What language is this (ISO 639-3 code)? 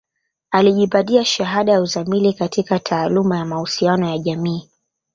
swa